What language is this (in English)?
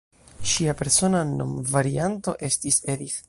Esperanto